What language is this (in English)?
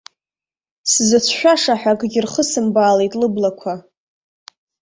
Abkhazian